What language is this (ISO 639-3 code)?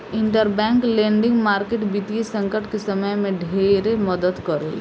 bho